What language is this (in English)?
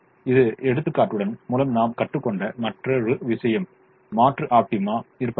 Tamil